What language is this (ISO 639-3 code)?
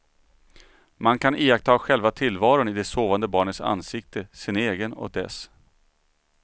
swe